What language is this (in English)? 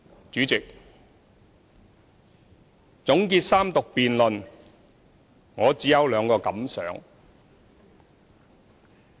Cantonese